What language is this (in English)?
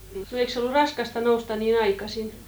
Finnish